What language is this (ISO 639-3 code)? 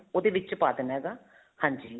pan